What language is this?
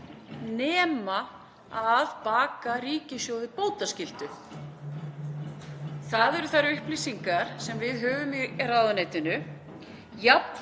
Icelandic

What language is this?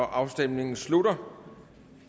Danish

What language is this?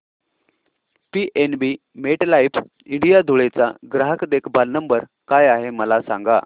Marathi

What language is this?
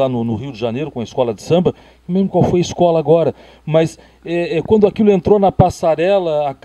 Portuguese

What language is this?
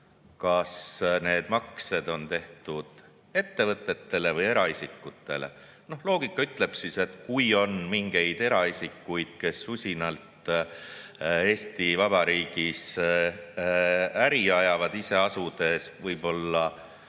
Estonian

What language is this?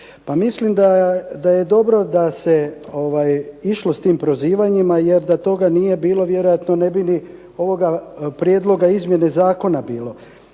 Croatian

